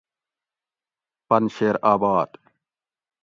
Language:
Gawri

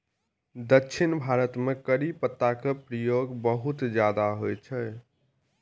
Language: Maithili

